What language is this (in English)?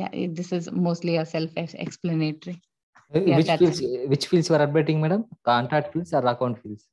English